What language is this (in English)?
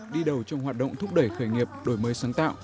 Vietnamese